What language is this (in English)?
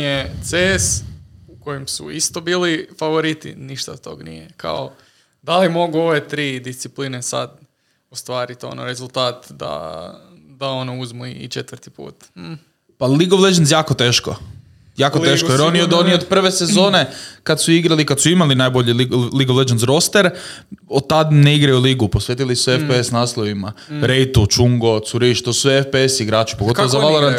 Croatian